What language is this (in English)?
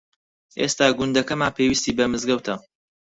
Central Kurdish